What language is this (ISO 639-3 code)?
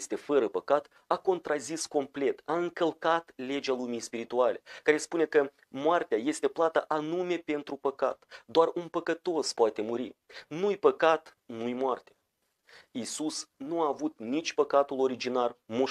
ron